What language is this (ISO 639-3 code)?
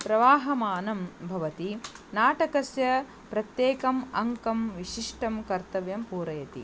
san